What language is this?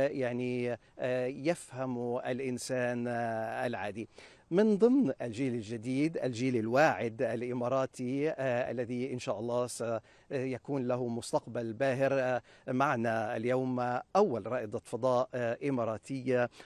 Arabic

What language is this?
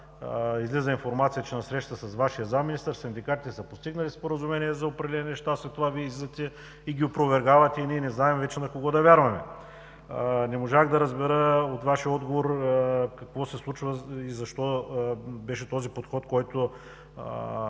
Bulgarian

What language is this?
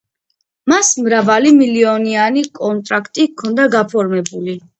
Georgian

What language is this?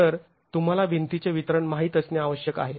Marathi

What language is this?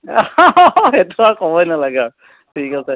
Assamese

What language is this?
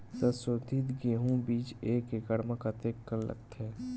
Chhattisgarhi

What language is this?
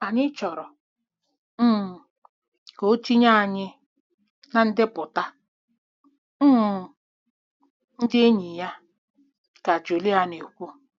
Igbo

